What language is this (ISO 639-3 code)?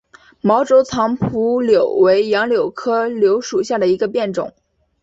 zho